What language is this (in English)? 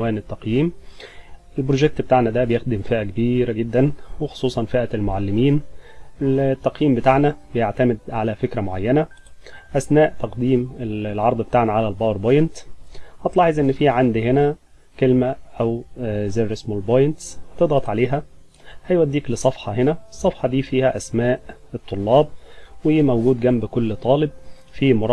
Arabic